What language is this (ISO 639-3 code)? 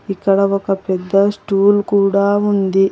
tel